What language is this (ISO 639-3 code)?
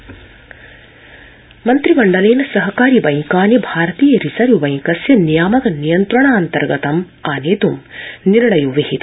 san